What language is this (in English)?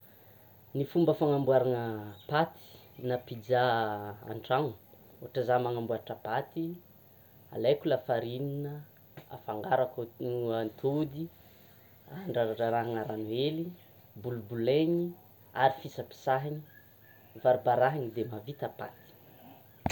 Tsimihety Malagasy